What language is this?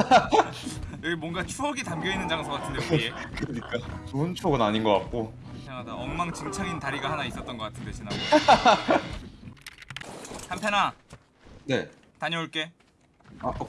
Korean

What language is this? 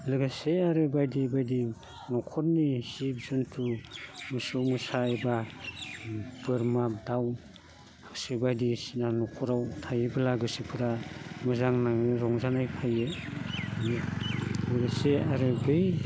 Bodo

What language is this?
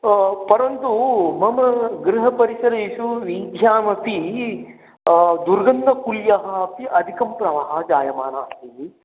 Sanskrit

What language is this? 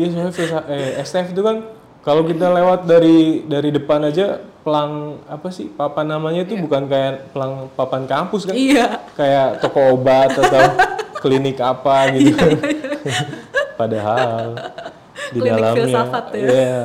Indonesian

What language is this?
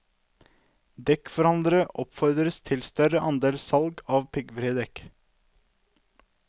Norwegian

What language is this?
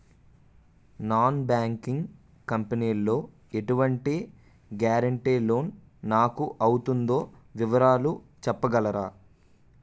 Telugu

